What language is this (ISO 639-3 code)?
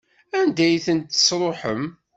kab